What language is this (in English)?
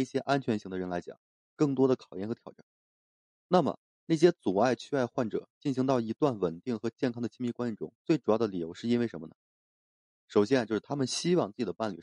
Chinese